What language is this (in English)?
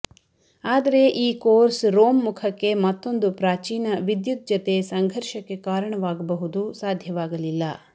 Kannada